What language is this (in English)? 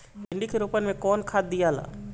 Bhojpuri